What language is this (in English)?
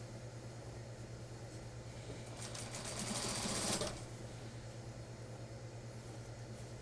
Korean